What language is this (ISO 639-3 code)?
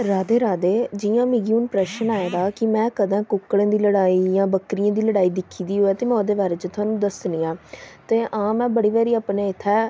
doi